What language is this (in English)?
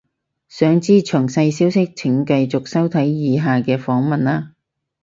Cantonese